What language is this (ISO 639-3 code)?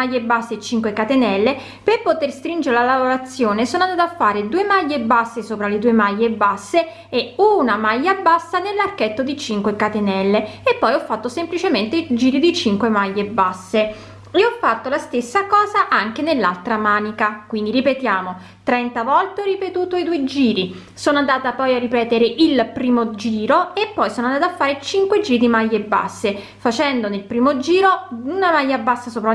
ita